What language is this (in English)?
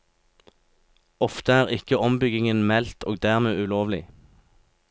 Norwegian